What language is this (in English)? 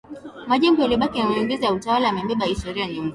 Swahili